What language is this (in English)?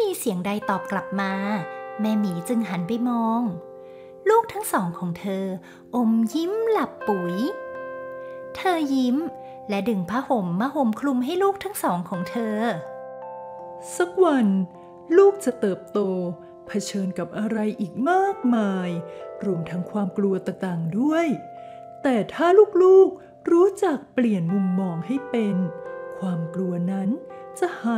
Thai